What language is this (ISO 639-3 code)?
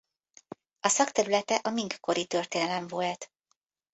hun